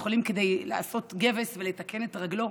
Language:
Hebrew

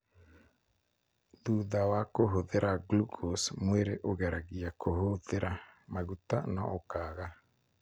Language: Kikuyu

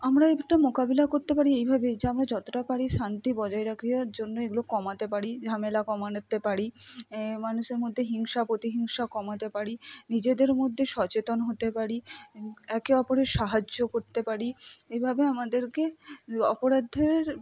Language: Bangla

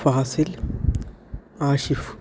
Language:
Malayalam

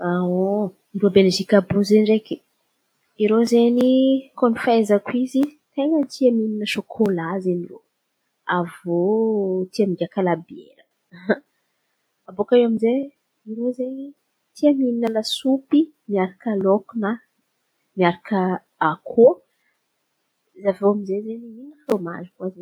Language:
Antankarana Malagasy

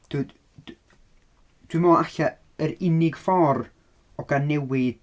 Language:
Welsh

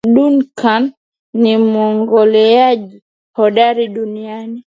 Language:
Swahili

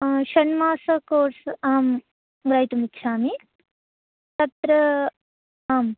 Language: Sanskrit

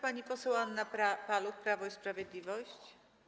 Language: Polish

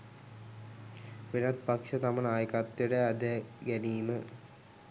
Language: Sinhala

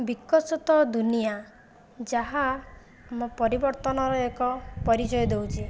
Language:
Odia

